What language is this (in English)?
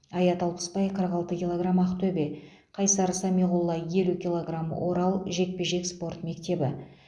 Kazakh